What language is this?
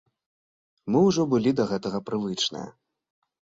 Belarusian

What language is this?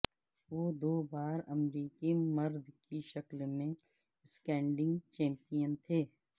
Urdu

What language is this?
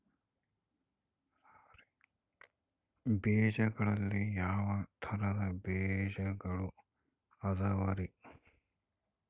Kannada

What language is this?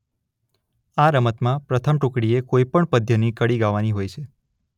Gujarati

